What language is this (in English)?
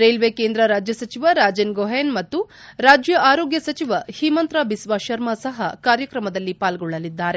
Kannada